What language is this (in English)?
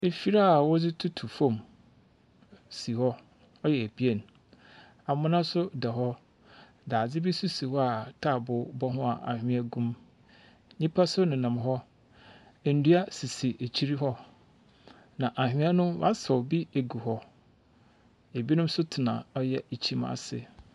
Akan